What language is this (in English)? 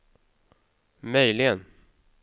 Swedish